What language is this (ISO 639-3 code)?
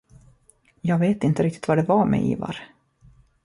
swe